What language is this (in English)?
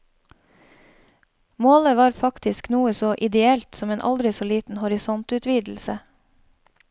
Norwegian